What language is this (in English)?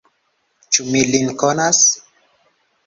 Esperanto